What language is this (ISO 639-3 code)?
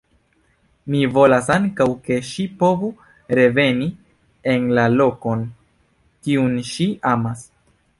epo